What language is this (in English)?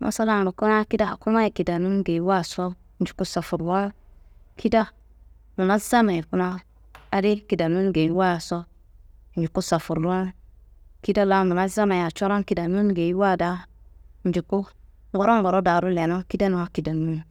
Kanembu